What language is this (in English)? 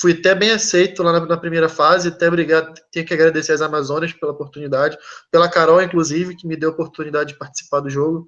Portuguese